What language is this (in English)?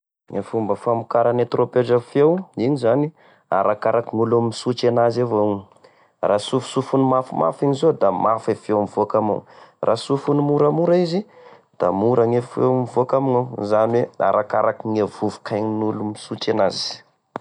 Tesaka Malagasy